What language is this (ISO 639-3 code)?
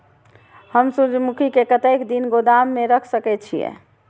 mai